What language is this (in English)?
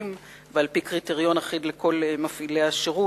Hebrew